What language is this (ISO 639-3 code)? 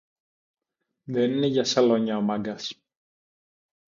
ell